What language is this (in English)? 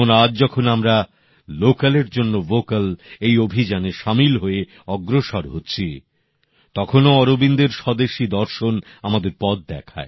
Bangla